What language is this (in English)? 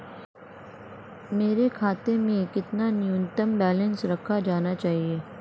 Hindi